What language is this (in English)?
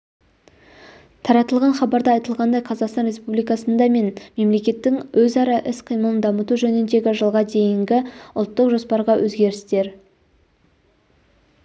Kazakh